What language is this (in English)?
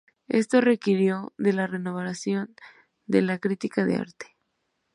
Spanish